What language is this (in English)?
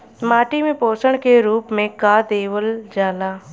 Bhojpuri